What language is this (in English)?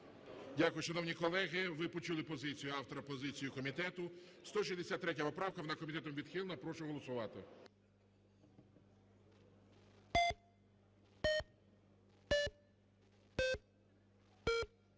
Ukrainian